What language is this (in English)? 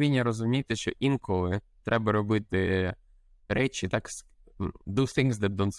Ukrainian